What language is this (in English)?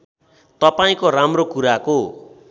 Nepali